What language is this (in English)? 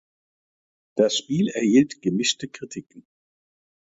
German